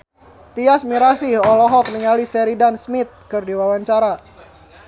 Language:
Sundanese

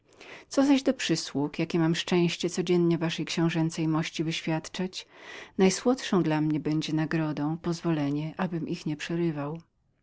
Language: Polish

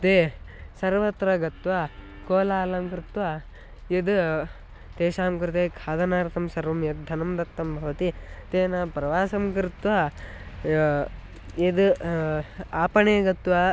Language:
Sanskrit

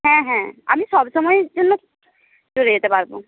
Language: Bangla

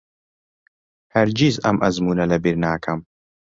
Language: Central Kurdish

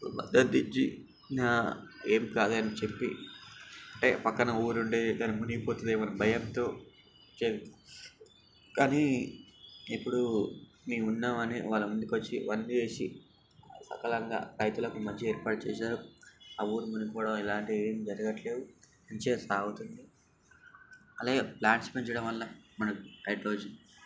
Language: Telugu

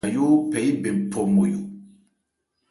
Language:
Ebrié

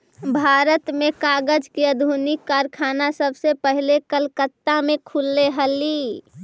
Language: Magahi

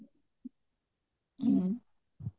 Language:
Odia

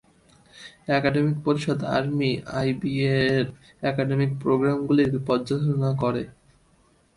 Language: Bangla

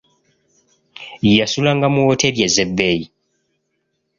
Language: Ganda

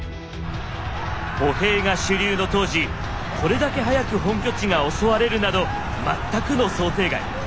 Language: Japanese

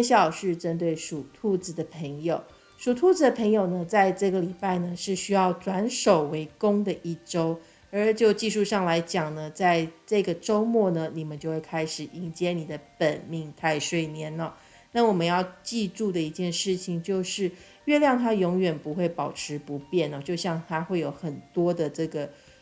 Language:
Chinese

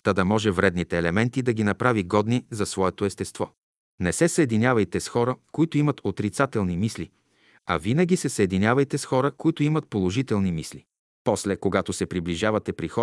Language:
Bulgarian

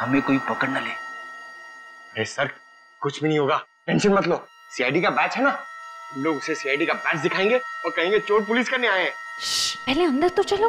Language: Hindi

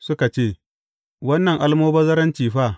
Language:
Hausa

